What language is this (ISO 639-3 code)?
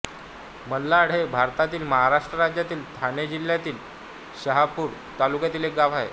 mar